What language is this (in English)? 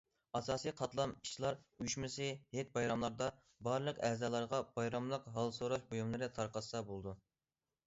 Uyghur